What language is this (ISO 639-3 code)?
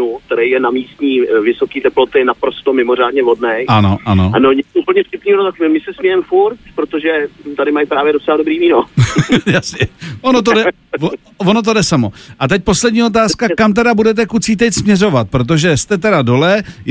ces